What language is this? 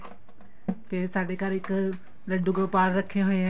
Punjabi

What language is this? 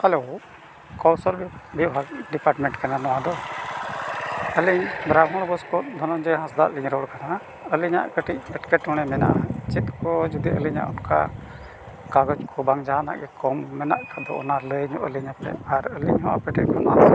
Santali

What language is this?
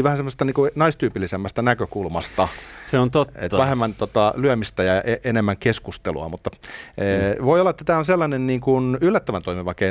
Finnish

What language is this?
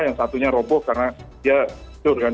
Indonesian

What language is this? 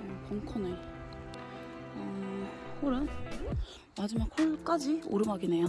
Korean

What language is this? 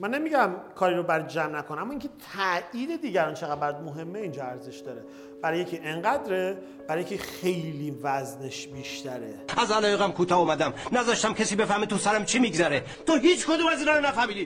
Persian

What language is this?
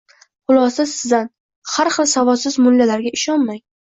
Uzbek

